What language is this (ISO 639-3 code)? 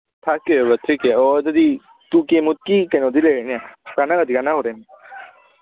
mni